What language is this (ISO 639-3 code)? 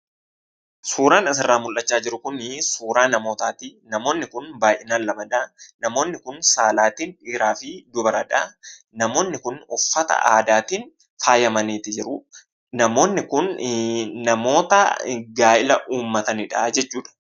orm